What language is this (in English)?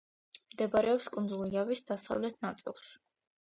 Georgian